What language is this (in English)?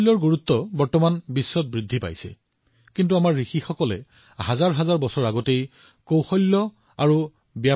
Assamese